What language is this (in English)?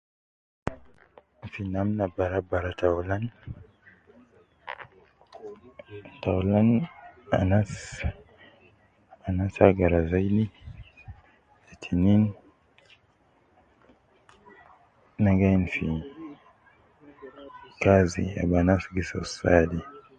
Nubi